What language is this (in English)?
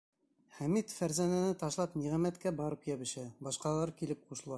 Bashkir